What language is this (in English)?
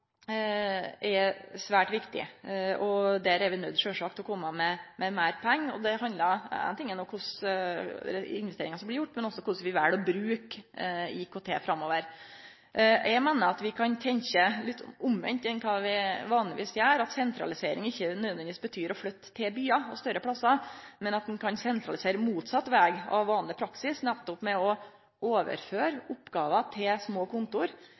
Norwegian Nynorsk